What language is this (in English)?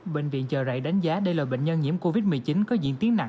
Vietnamese